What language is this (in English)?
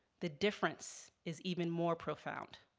English